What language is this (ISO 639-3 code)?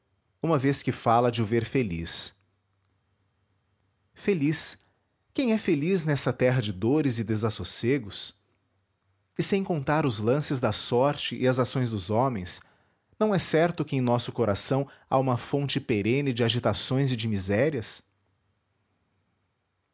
por